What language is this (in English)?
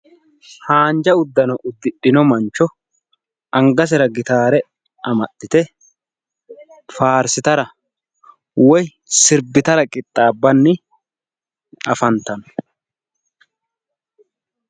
Sidamo